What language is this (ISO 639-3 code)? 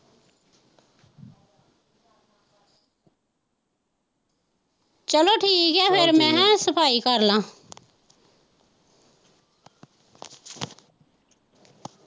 pan